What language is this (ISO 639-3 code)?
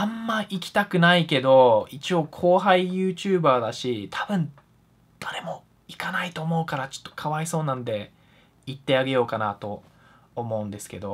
jpn